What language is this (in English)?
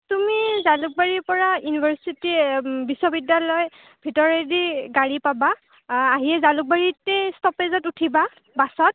Assamese